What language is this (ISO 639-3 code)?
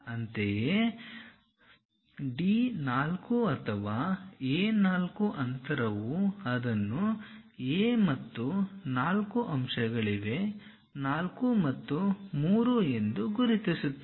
kan